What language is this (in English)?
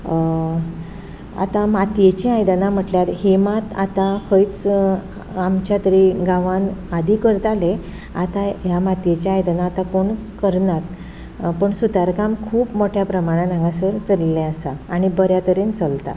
Konkani